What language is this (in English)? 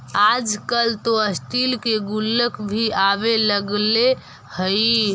Magahi